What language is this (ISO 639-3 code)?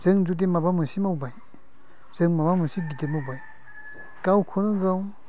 brx